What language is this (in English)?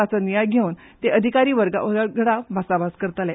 Konkani